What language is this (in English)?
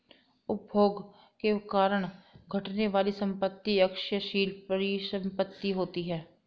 Hindi